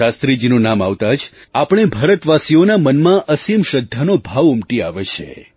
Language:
Gujarati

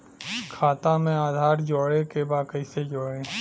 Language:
Bhojpuri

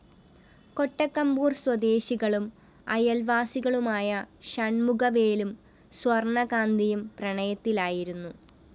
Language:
Malayalam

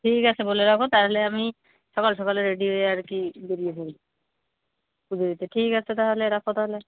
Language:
Bangla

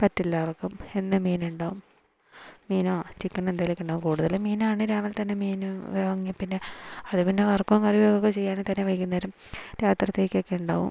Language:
Malayalam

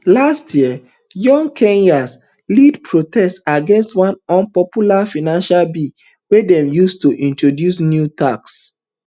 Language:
Nigerian Pidgin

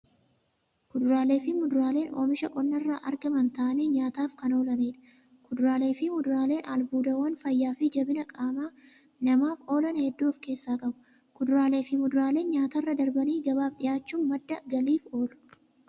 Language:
Oromo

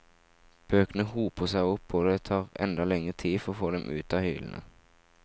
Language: Norwegian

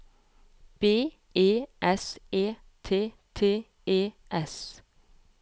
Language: Norwegian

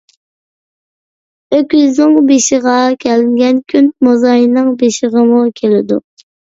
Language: Uyghur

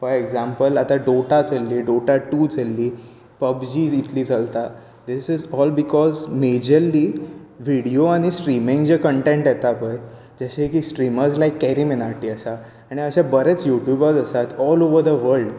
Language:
Konkani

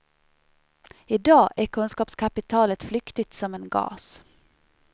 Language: Swedish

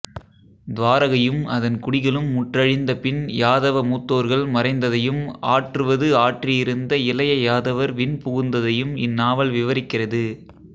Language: Tamil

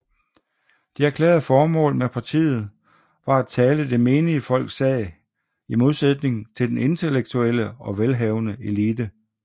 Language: Danish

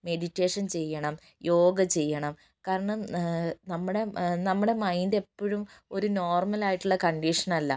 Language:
Malayalam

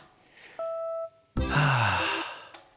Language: Japanese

